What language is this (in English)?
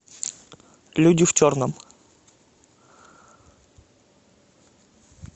Russian